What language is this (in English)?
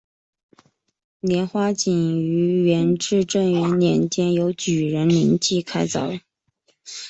Chinese